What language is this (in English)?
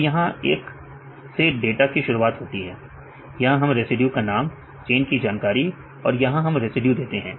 Hindi